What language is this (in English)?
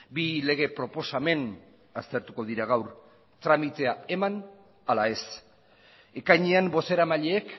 Basque